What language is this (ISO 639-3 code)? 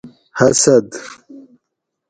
gwc